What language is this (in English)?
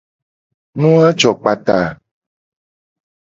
Gen